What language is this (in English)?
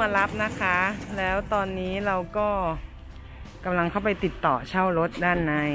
Thai